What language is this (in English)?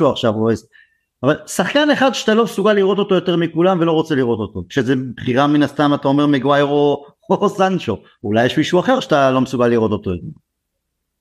Hebrew